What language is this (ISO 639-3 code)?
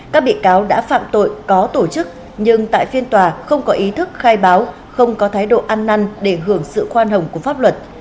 vie